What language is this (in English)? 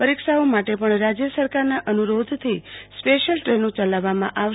Gujarati